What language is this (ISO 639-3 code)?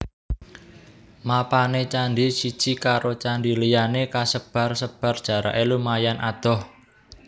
jav